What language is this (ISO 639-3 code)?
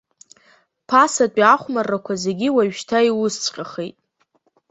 abk